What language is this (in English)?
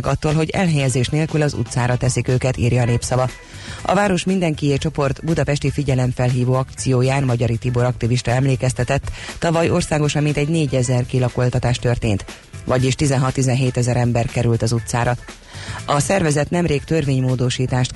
Hungarian